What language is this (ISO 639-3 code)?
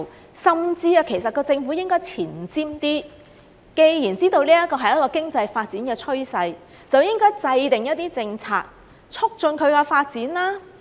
yue